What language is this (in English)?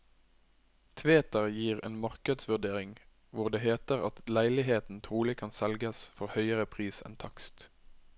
Norwegian